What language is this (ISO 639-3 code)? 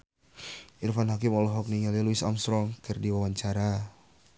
sun